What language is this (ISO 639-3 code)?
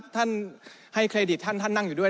tha